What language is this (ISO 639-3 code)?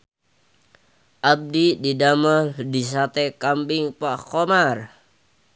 sun